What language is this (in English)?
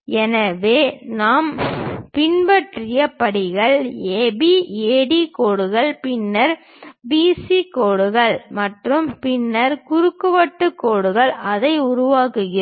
Tamil